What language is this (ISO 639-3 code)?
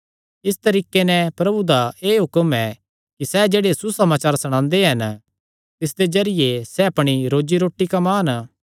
xnr